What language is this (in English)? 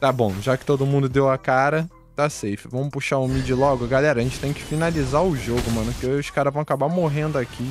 Portuguese